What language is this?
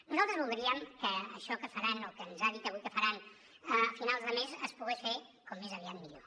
Catalan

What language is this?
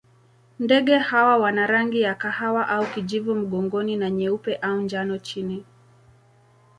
Swahili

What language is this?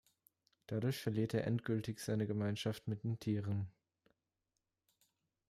German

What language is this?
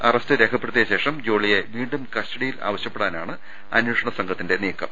Malayalam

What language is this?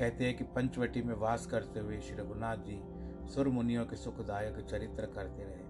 Hindi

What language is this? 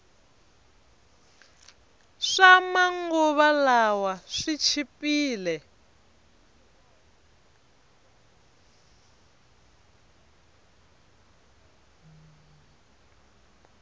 Tsonga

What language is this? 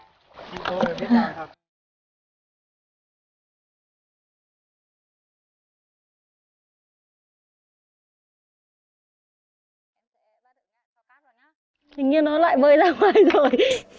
Vietnamese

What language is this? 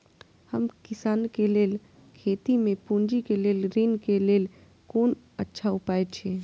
Maithili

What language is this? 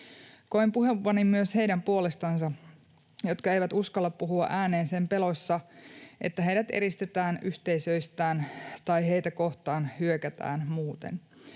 Finnish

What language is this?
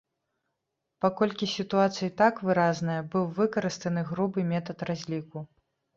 Belarusian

